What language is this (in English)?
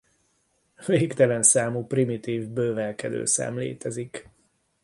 Hungarian